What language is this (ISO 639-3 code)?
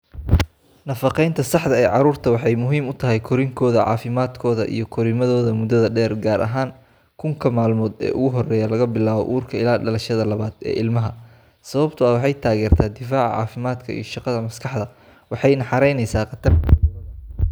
som